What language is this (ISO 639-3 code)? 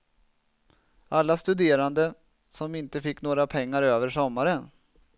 swe